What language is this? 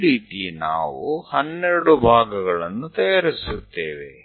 Kannada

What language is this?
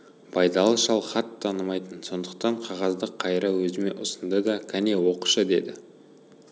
Kazakh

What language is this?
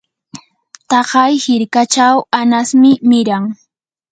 Yanahuanca Pasco Quechua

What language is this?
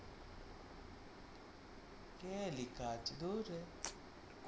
Bangla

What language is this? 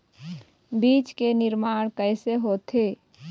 Chhattisgarhi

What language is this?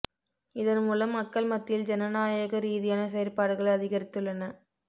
Tamil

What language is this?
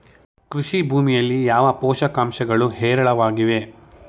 Kannada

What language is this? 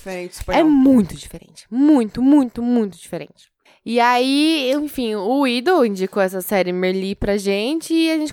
Portuguese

